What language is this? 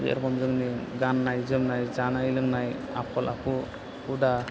Bodo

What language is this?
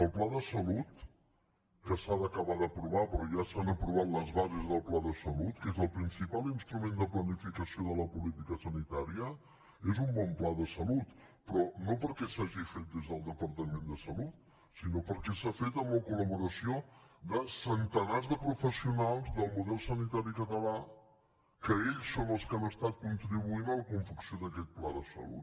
Catalan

